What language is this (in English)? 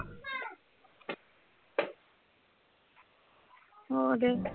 Punjabi